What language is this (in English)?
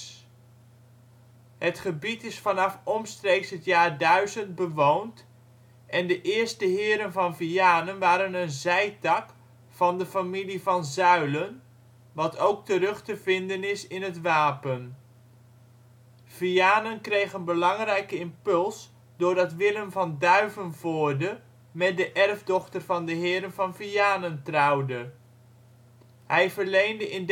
Dutch